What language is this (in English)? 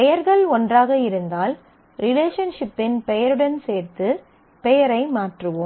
Tamil